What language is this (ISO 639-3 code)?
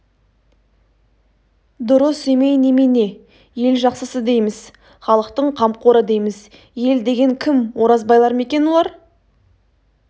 kaz